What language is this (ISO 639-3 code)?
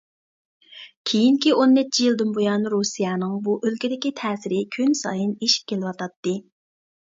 uig